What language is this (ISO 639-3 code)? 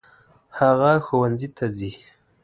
pus